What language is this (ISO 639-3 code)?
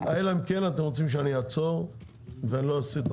heb